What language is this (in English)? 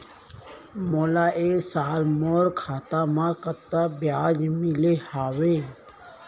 Chhattisgarhi